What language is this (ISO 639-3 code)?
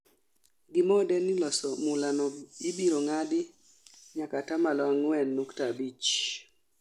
luo